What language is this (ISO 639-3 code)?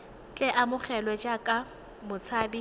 tsn